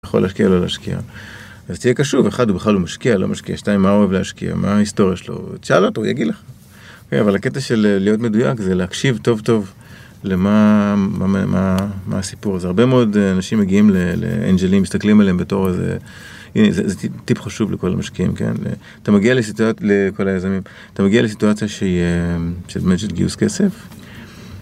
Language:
Hebrew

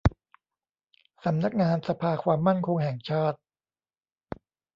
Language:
Thai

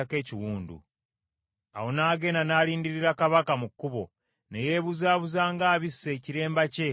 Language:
Ganda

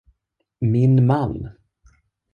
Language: Swedish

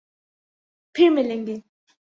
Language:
Urdu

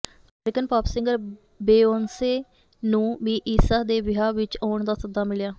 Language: Punjabi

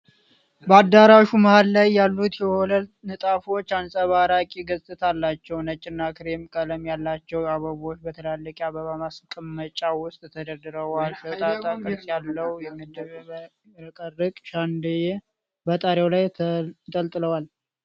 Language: Amharic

